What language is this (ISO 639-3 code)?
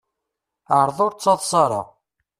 kab